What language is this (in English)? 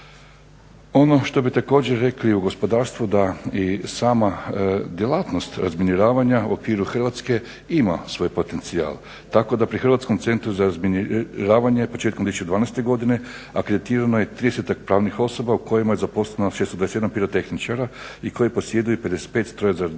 Croatian